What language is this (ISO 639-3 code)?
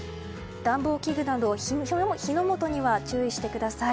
jpn